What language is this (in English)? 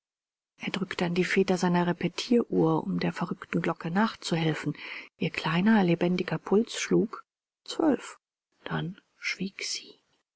German